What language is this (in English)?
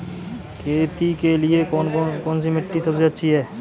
Hindi